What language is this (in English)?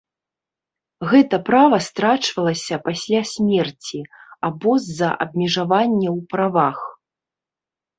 Belarusian